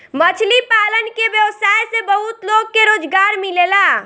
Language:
Bhojpuri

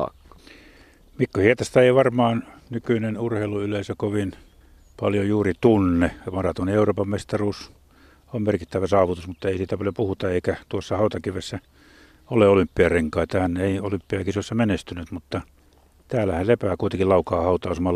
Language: Finnish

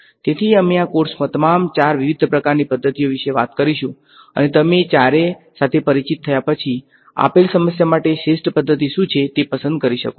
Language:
Gujarati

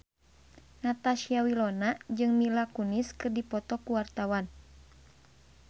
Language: Sundanese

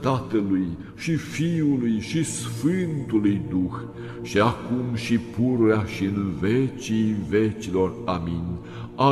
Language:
Romanian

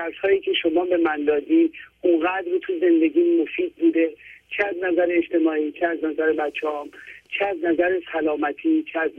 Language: Persian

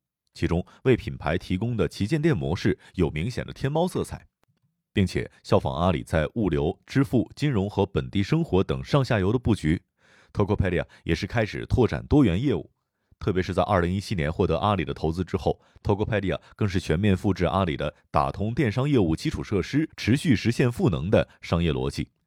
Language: Chinese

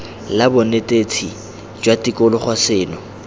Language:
Tswana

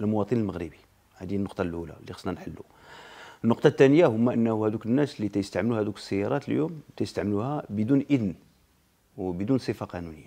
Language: Arabic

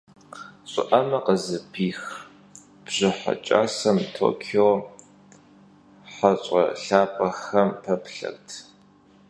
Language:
Kabardian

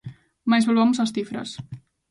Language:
Galician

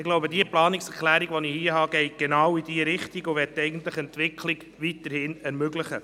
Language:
Swiss German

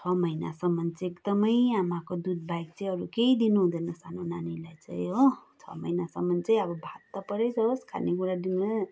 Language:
Nepali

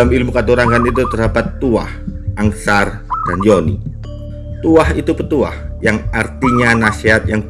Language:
Indonesian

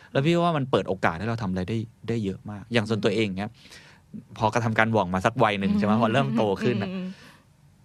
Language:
Thai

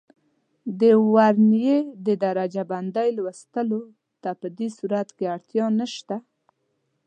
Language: Pashto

